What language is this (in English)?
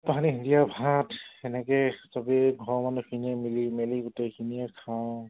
Assamese